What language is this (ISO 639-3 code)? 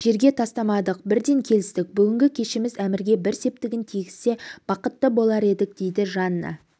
kaz